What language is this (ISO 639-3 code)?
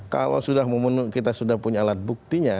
ind